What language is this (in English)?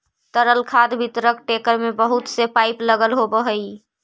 Magahi